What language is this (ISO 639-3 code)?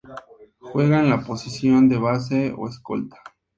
spa